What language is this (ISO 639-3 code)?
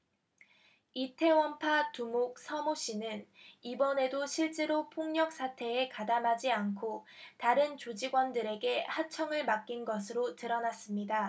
kor